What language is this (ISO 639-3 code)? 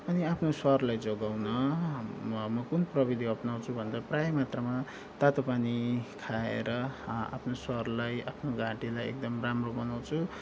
nep